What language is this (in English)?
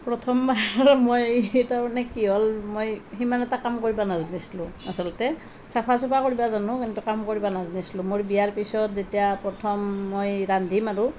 Assamese